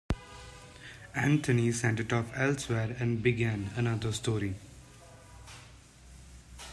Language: English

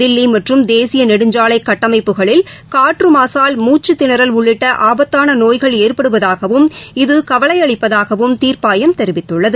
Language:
Tamil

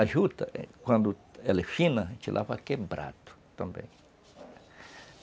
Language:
Portuguese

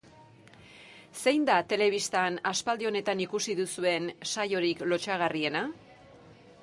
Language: Basque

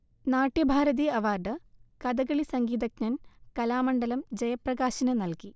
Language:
Malayalam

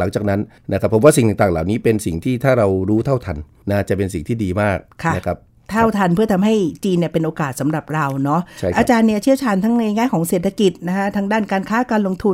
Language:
Thai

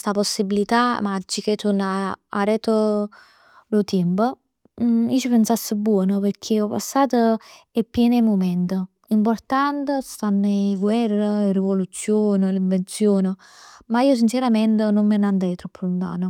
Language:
Neapolitan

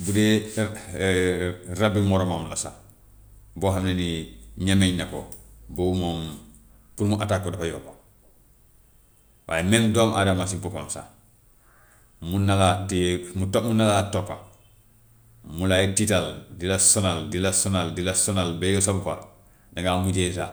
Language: Gambian Wolof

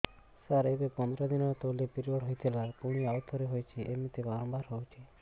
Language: Odia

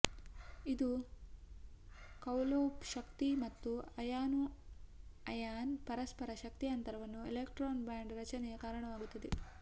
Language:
Kannada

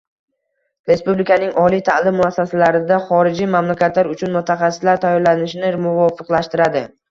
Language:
Uzbek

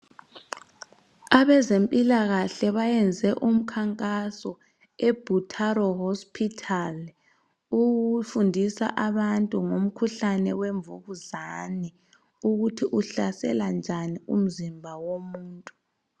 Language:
North Ndebele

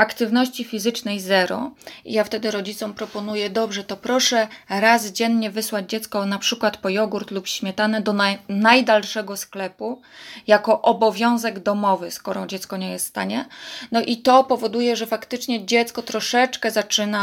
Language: Polish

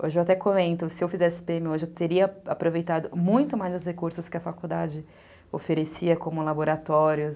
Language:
Portuguese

